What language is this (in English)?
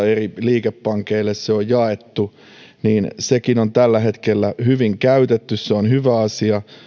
Finnish